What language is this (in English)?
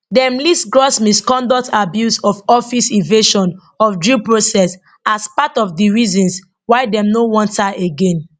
Nigerian Pidgin